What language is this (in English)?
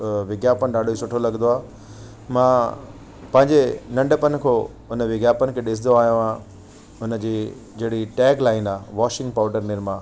Sindhi